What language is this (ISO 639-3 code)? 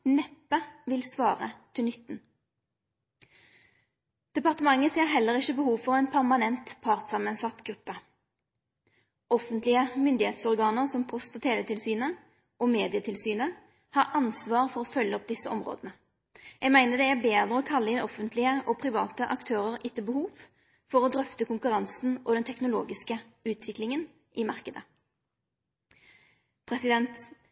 nno